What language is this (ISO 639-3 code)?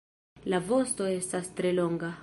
epo